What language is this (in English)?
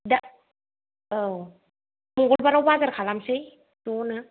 Bodo